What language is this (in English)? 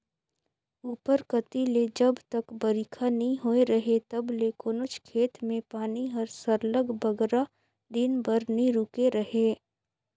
Chhattisgarhi